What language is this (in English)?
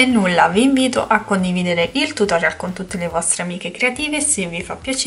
Italian